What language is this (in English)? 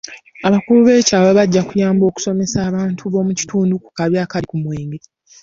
Ganda